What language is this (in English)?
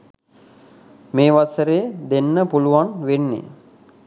Sinhala